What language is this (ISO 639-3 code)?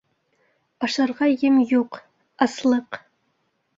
bak